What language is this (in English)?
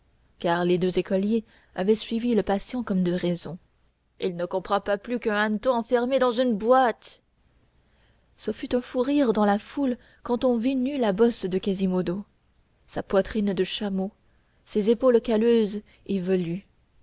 French